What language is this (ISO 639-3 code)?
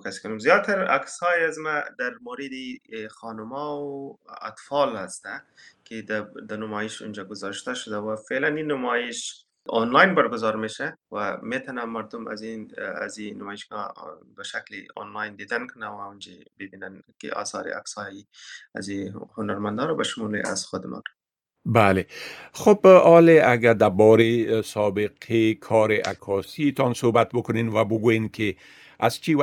fas